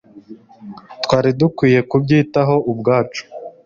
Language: Kinyarwanda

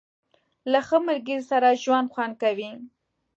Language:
Pashto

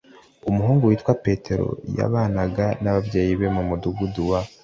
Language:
Kinyarwanda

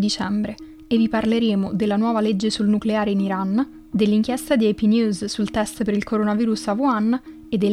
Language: Italian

